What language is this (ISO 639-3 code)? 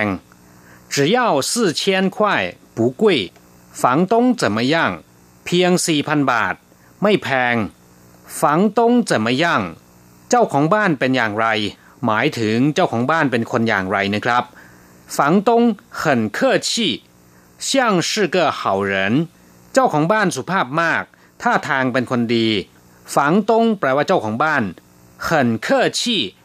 tha